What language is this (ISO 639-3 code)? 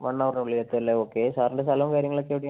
mal